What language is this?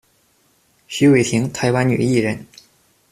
Chinese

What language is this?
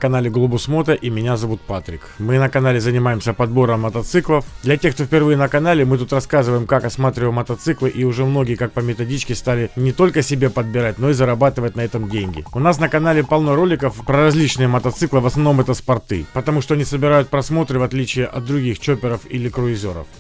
Russian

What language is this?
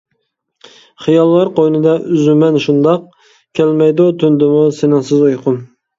Uyghur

